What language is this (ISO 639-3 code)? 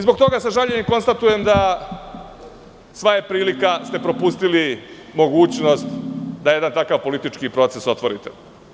srp